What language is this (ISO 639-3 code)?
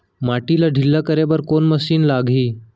hne